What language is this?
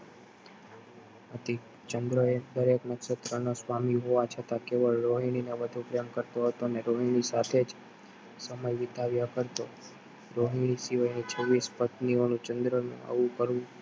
Gujarati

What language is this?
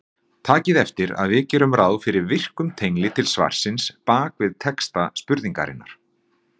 Icelandic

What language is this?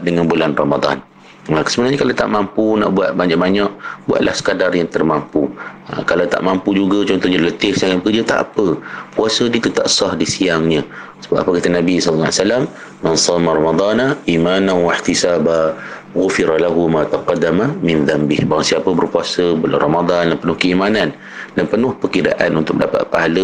Malay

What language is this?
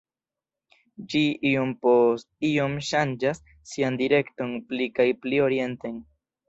Esperanto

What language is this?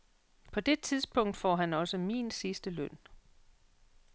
Danish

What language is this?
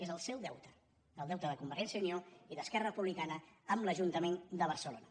Catalan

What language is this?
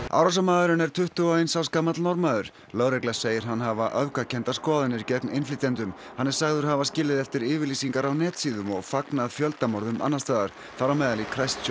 Icelandic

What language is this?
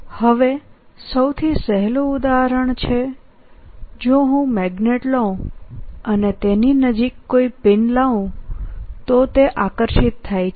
Gujarati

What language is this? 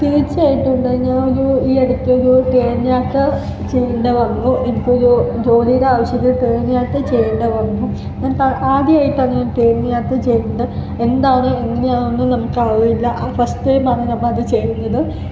Malayalam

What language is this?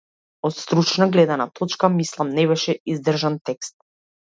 Macedonian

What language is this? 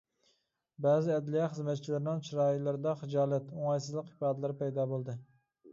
Uyghur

